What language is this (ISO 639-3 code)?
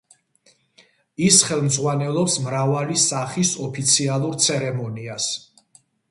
kat